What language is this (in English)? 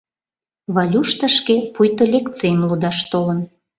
Mari